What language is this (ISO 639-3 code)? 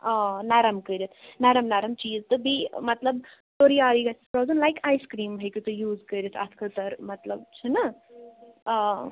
kas